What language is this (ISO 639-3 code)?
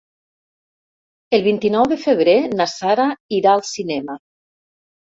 cat